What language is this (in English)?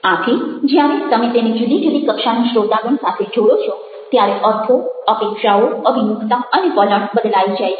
Gujarati